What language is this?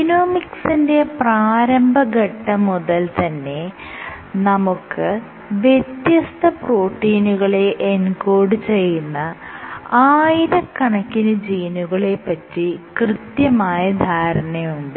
Malayalam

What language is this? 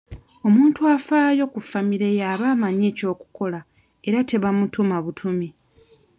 Ganda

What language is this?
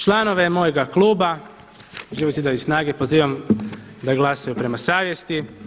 Croatian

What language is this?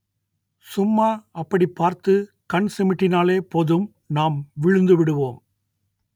Tamil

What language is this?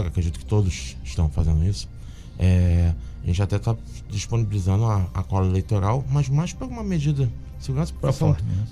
Portuguese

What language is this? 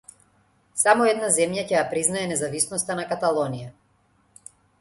Macedonian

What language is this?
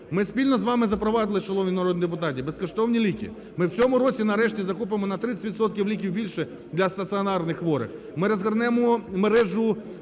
Ukrainian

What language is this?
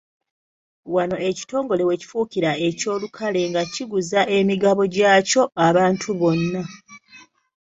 Ganda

